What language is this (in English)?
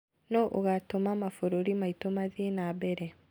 Kikuyu